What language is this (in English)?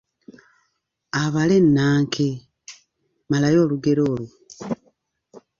Ganda